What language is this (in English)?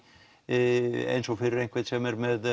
Icelandic